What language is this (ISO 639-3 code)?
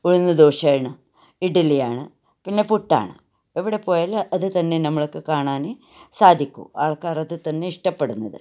mal